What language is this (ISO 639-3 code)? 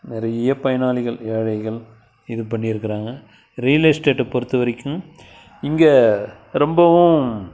tam